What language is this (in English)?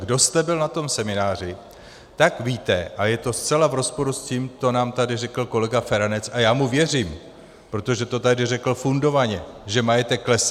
Czech